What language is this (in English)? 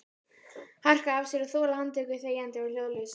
Icelandic